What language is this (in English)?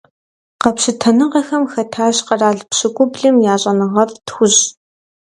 Kabardian